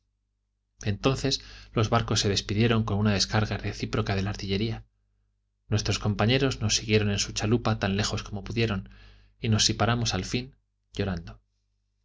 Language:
Spanish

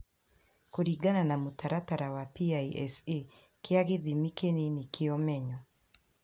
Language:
Kikuyu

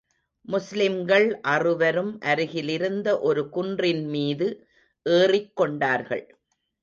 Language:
Tamil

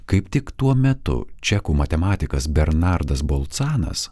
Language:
Lithuanian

